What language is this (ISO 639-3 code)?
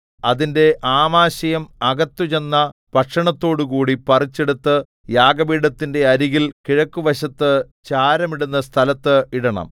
mal